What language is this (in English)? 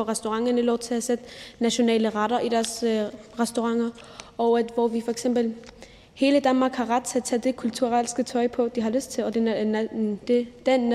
Danish